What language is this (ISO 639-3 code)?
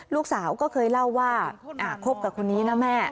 tha